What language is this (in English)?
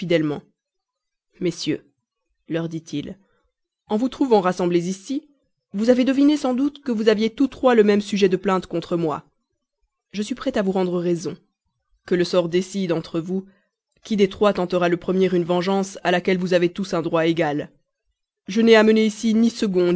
French